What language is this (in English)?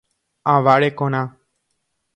Guarani